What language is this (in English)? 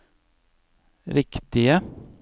Norwegian